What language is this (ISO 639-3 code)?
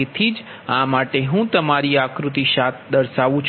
guj